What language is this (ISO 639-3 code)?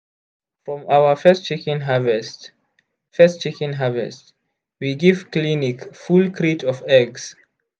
pcm